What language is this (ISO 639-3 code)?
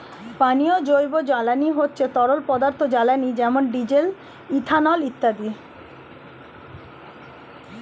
ben